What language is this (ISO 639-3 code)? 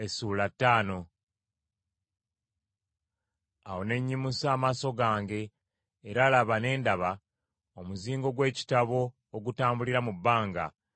lug